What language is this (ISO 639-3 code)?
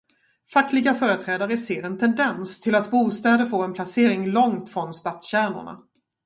swe